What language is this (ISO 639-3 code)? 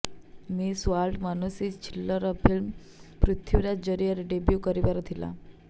ori